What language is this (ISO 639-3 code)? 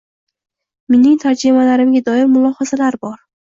uzb